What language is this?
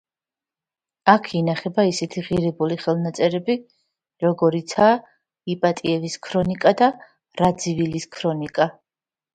Georgian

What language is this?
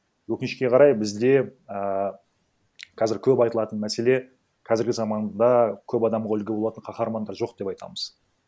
Kazakh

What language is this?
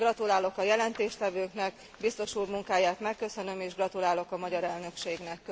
Hungarian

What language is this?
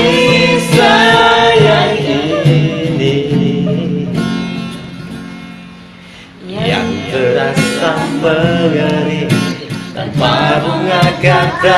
Indonesian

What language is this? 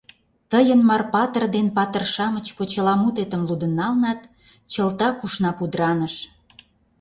Mari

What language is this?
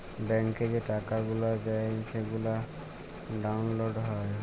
Bangla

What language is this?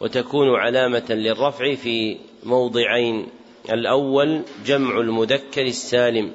Arabic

